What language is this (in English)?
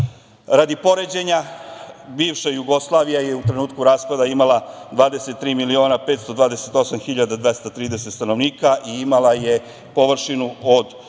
Serbian